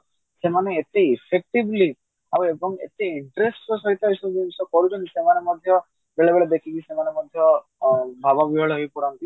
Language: Odia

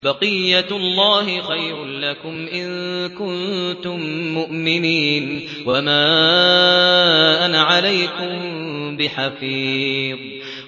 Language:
Arabic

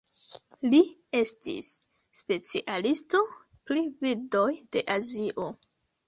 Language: Esperanto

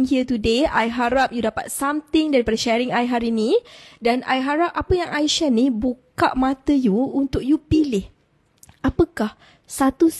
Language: Malay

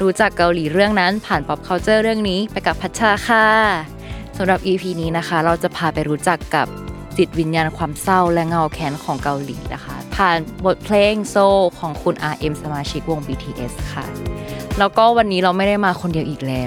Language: Thai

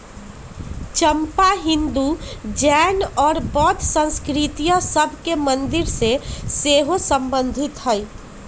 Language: Magahi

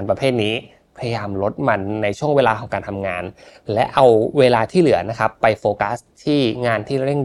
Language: Thai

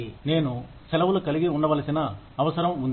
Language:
Telugu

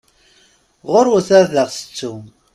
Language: Kabyle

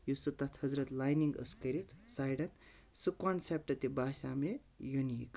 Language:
Kashmiri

